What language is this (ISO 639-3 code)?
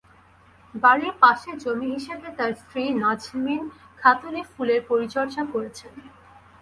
ben